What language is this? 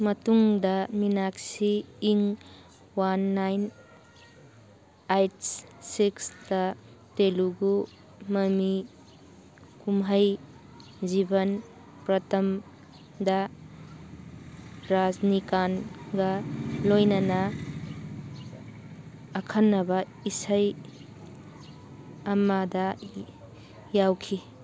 Manipuri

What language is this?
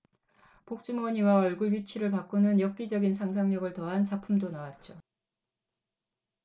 Korean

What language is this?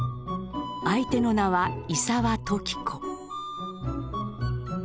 Japanese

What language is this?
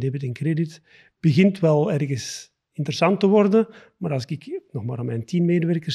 Dutch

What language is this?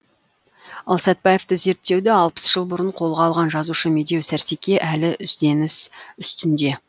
Kazakh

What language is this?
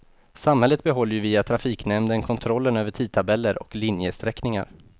Swedish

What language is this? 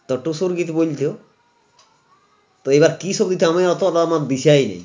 Bangla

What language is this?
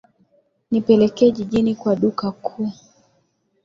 Swahili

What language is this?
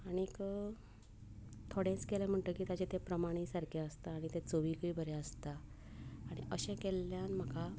Konkani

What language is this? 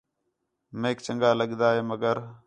Khetrani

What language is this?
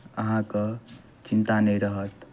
Maithili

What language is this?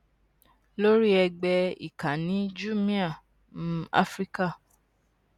Yoruba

